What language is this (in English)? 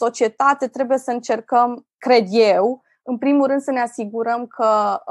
Romanian